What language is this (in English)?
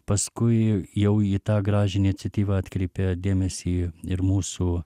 Lithuanian